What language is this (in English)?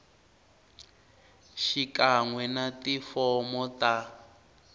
Tsonga